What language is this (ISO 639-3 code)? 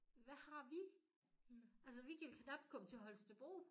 dan